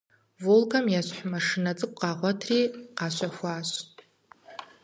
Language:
Kabardian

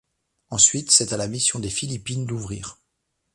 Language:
French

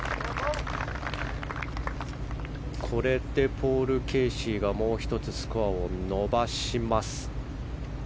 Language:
Japanese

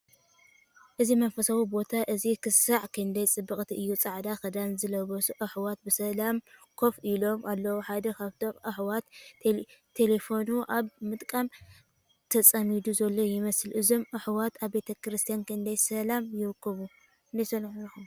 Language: Tigrinya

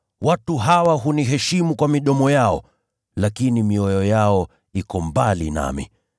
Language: Swahili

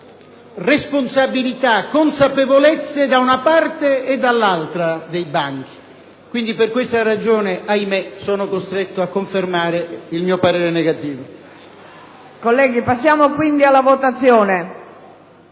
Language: Italian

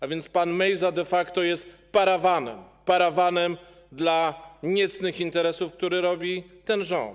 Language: Polish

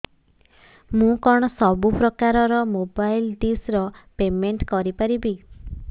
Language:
Odia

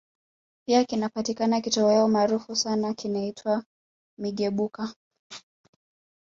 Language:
Swahili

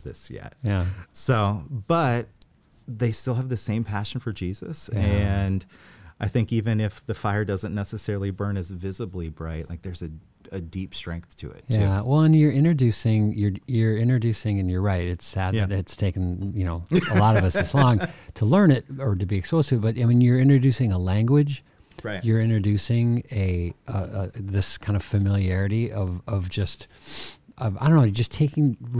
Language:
English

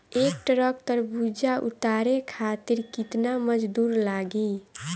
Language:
Bhojpuri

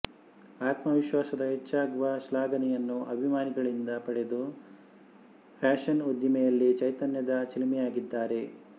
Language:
Kannada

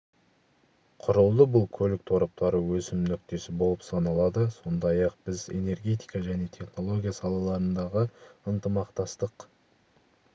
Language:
Kazakh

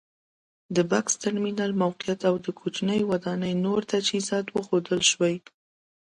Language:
Pashto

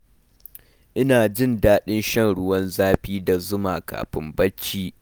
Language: Hausa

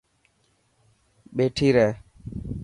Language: Dhatki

